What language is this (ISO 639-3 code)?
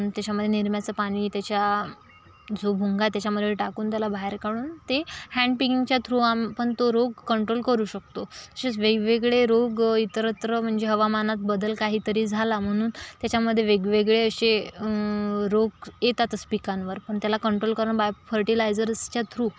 mar